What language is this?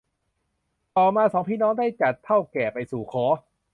Thai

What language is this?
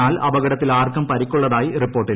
Malayalam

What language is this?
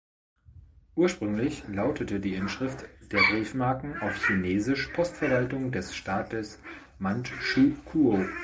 German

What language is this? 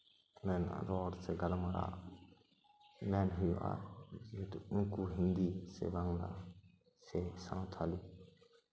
Santali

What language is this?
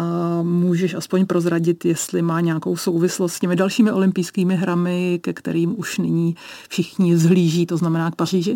Czech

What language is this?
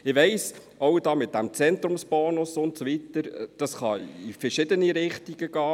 Swiss German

